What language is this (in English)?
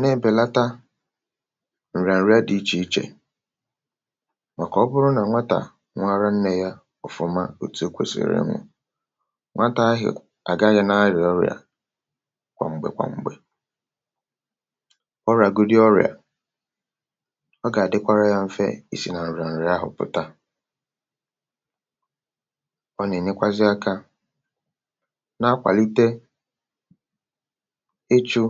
Igbo